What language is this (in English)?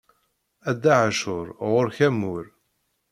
Kabyle